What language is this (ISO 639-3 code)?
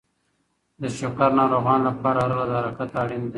pus